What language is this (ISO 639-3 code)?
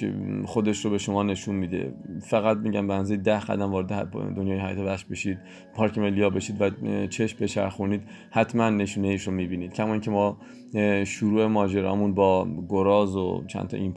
fas